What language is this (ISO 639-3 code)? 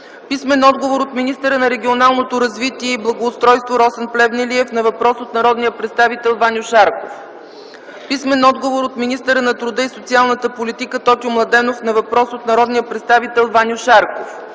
bul